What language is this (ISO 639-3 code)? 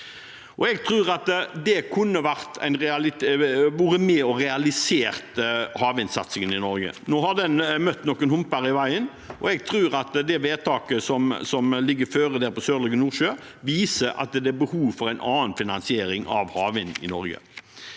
nor